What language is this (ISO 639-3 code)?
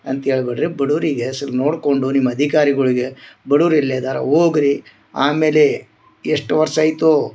kan